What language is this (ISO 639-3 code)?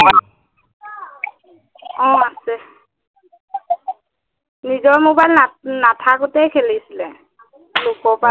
asm